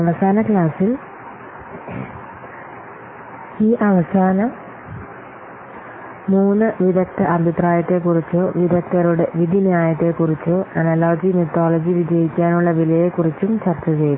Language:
Malayalam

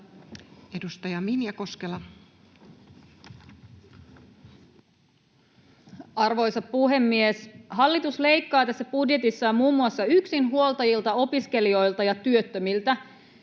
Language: Finnish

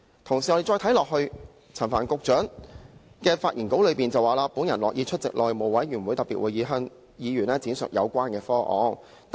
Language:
Cantonese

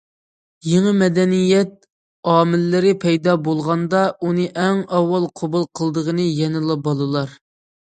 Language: Uyghur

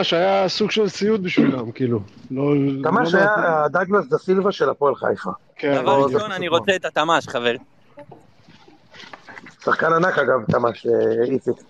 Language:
Hebrew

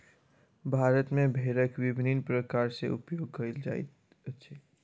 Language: Maithili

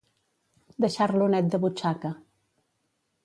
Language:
Catalan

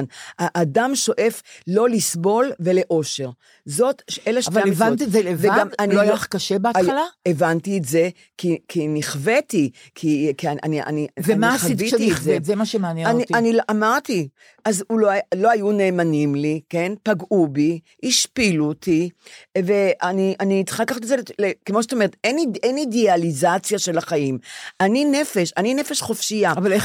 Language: Hebrew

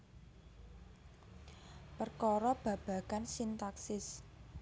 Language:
Javanese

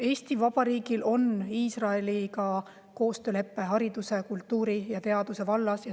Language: Estonian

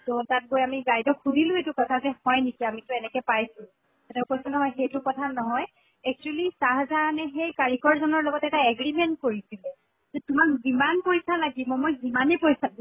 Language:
Assamese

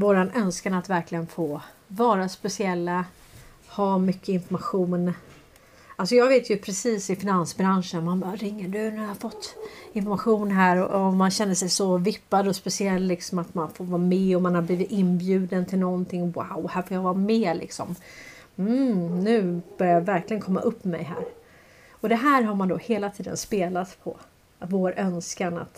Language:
Swedish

